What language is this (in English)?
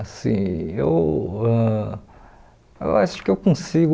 Portuguese